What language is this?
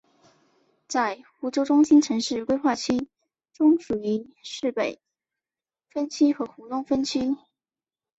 Chinese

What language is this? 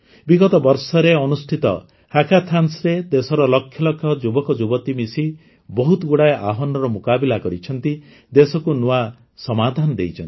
Odia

